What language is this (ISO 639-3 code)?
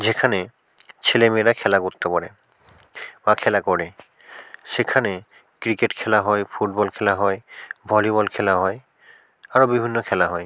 ben